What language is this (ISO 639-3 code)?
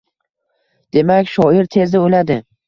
uzb